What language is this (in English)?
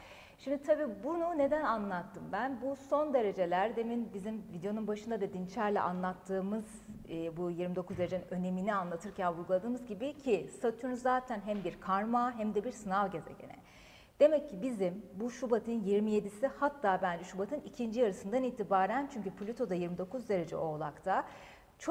Turkish